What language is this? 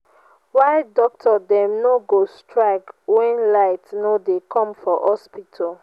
Nigerian Pidgin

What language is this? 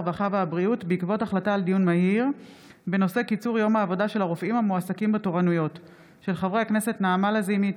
Hebrew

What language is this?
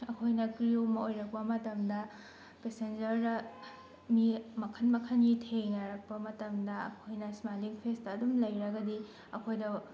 Manipuri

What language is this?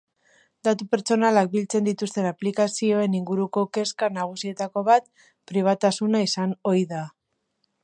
Basque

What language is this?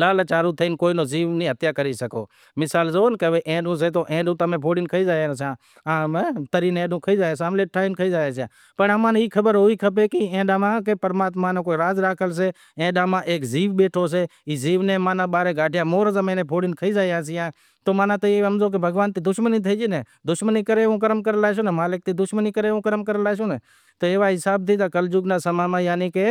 Wadiyara Koli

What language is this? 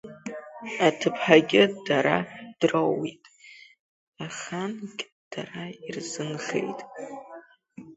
Abkhazian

